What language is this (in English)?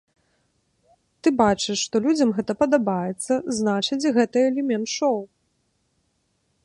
Belarusian